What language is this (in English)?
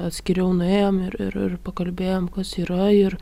Lithuanian